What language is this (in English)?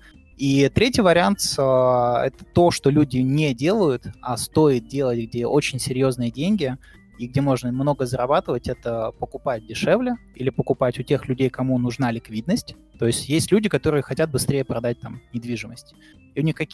Russian